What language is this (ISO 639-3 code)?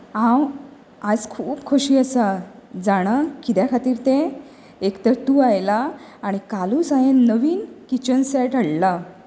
kok